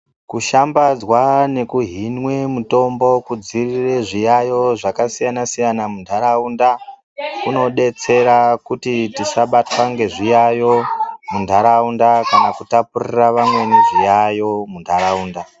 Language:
Ndau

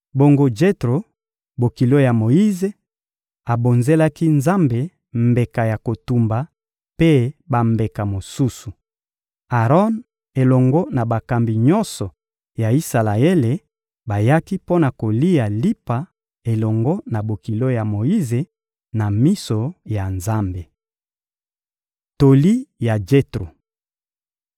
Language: Lingala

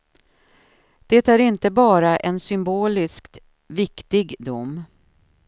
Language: Swedish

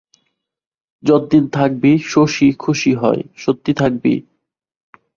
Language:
Bangla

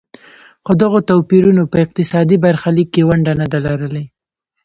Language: Pashto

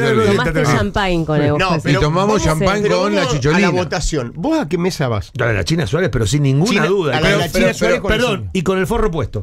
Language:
Spanish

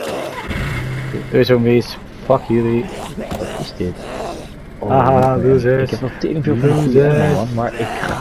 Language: Dutch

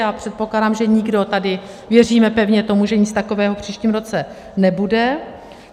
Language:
Czech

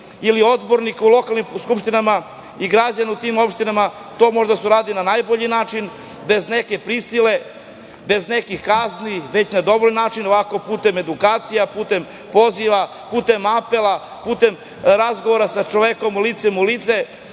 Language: Serbian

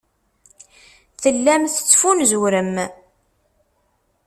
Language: Kabyle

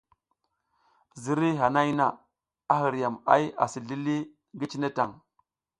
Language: South Giziga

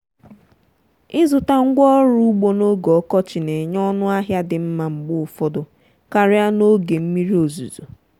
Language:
Igbo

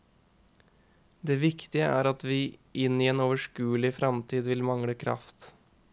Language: Norwegian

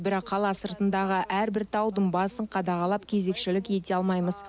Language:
Kazakh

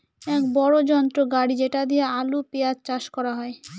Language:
Bangla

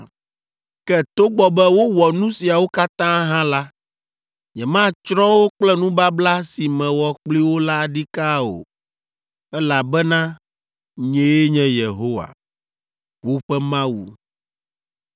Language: Ewe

